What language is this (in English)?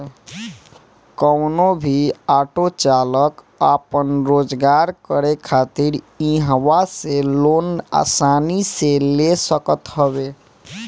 Bhojpuri